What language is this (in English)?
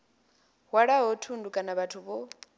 Venda